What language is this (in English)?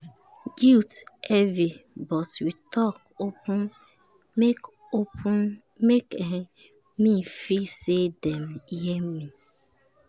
Nigerian Pidgin